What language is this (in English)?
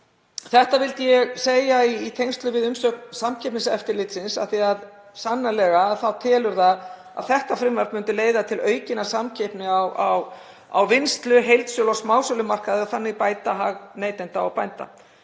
Icelandic